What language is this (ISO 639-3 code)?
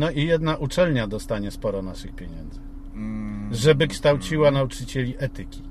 pol